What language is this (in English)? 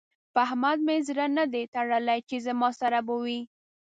Pashto